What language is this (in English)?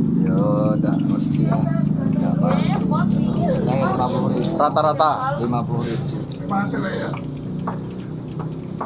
Indonesian